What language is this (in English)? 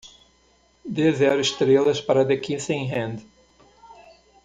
Portuguese